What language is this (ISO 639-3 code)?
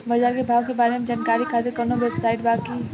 bho